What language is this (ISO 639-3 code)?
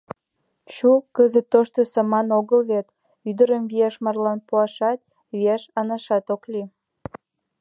chm